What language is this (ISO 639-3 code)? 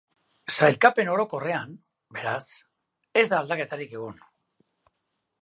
eus